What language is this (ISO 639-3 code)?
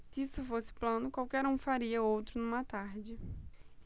por